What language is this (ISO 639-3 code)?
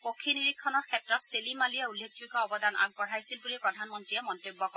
asm